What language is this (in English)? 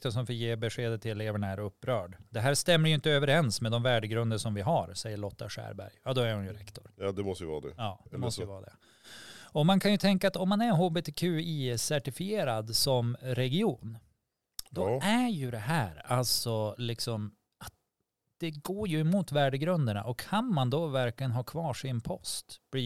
Swedish